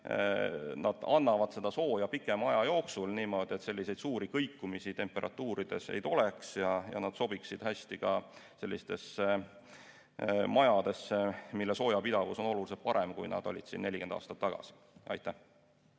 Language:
Estonian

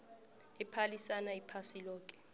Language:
South Ndebele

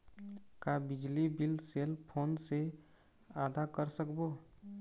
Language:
Chhattisgarhi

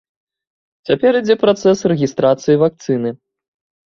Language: Belarusian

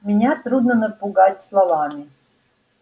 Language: Russian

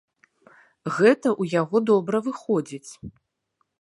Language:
Belarusian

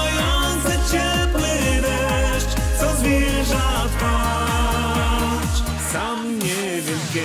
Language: Polish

